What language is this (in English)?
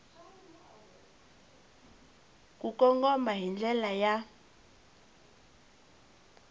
Tsonga